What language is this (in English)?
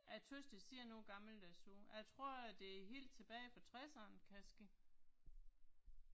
Danish